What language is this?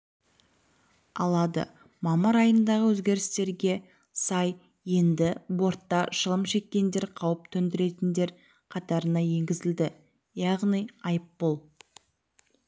Kazakh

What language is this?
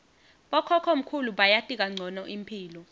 Swati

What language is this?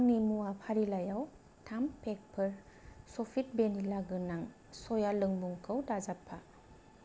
Bodo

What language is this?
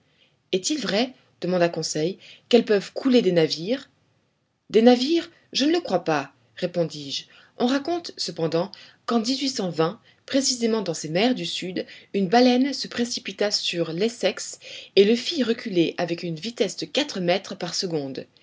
French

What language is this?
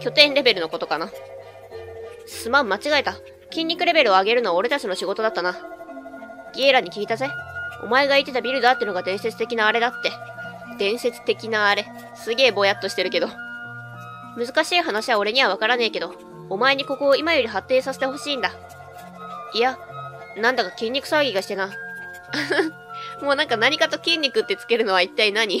Japanese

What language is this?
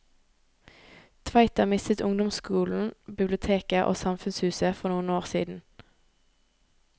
Norwegian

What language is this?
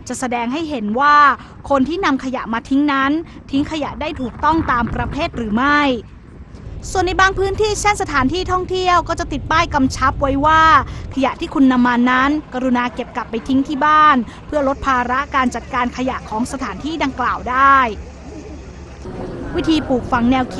Thai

